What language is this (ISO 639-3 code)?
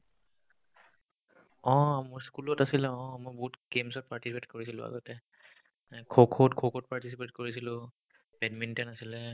asm